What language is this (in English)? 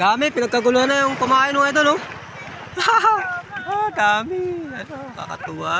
Filipino